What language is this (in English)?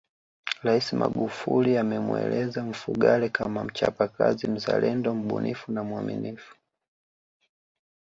Swahili